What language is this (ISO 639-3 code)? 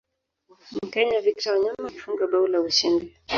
swa